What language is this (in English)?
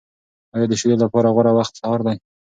Pashto